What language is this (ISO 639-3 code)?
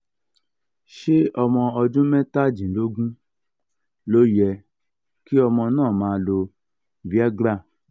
yor